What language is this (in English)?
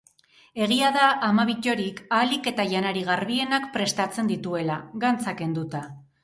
Basque